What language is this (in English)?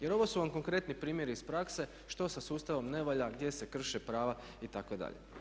Croatian